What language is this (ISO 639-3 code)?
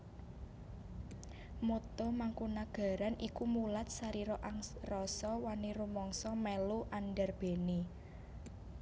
jav